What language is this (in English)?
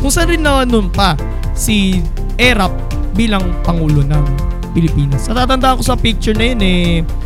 Filipino